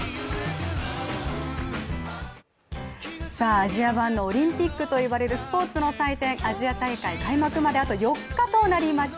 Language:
Japanese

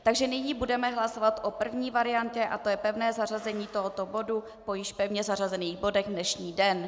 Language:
Czech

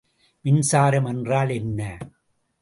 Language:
Tamil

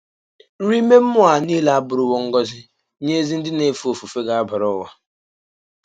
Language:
Igbo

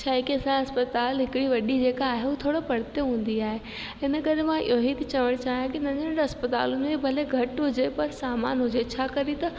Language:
Sindhi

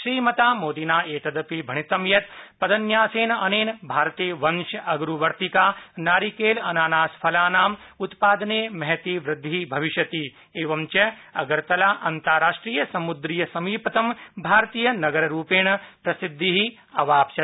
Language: Sanskrit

